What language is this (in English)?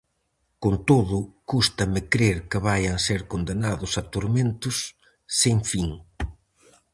Galician